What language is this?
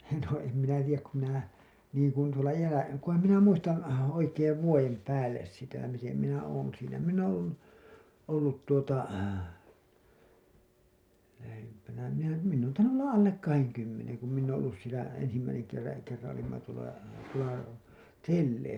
Finnish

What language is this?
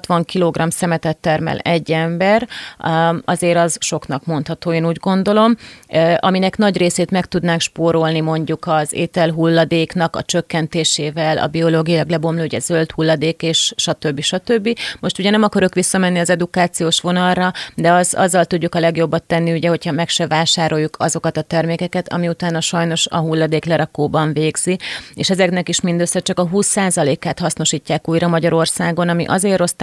Hungarian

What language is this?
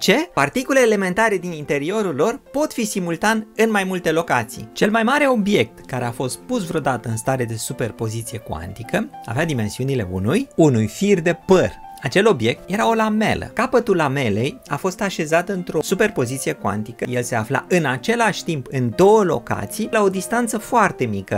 Romanian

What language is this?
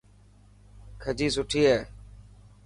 Dhatki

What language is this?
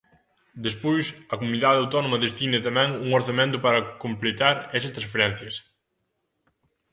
Galician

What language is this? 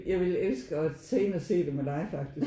Danish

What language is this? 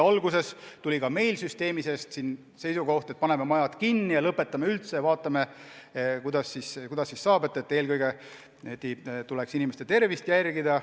Estonian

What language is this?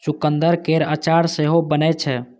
Maithili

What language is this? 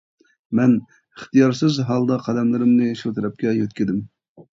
Uyghur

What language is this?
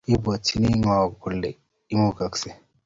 Kalenjin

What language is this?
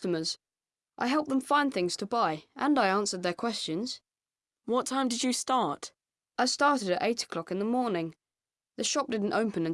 Vietnamese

